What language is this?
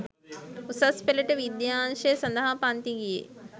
Sinhala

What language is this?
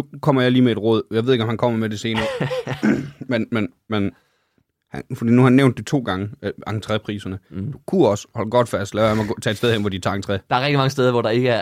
Danish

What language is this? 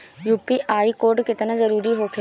Bhojpuri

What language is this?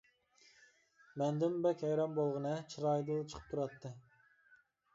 Uyghur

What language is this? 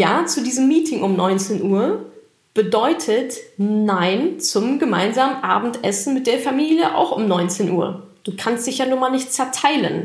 German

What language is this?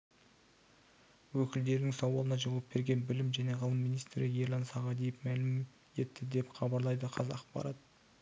Kazakh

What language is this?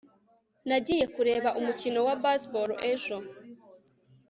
Kinyarwanda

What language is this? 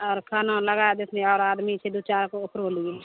Maithili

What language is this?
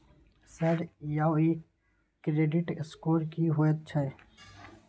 Maithili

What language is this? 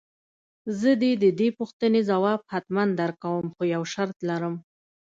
Pashto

